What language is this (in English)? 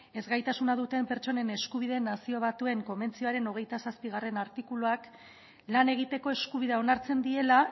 Basque